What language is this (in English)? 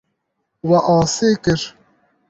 Kurdish